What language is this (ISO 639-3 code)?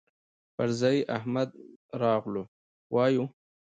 pus